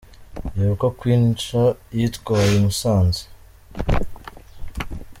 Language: Kinyarwanda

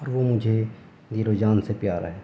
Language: Urdu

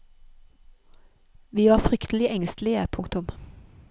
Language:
Norwegian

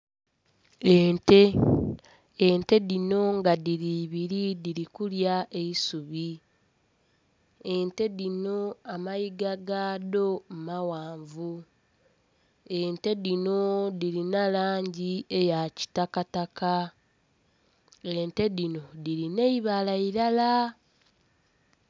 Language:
Soga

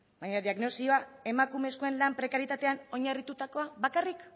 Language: Basque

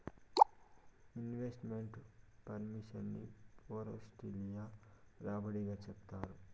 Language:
Telugu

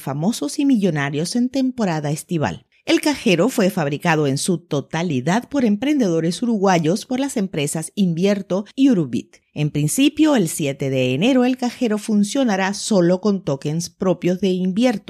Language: Spanish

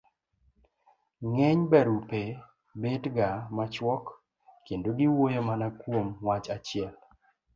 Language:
Luo (Kenya and Tanzania)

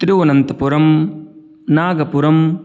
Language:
Sanskrit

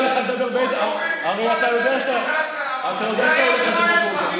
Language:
Hebrew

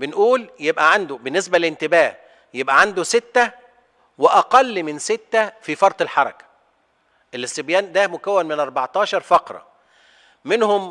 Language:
Arabic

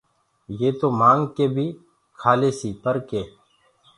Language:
Gurgula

